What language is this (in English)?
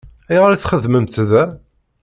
Kabyle